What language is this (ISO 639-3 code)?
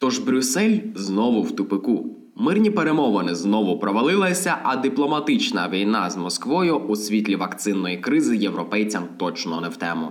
ukr